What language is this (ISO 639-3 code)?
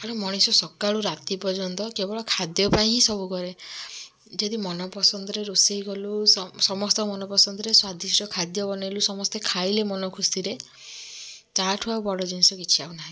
ori